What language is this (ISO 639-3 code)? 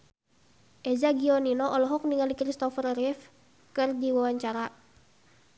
sun